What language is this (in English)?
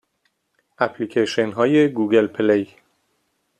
Persian